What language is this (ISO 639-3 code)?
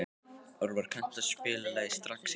isl